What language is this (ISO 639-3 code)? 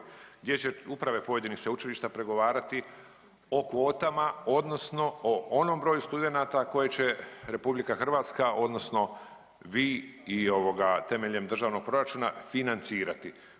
hrv